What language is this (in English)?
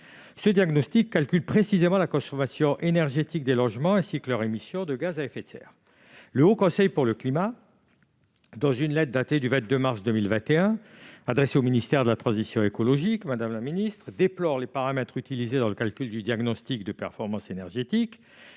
French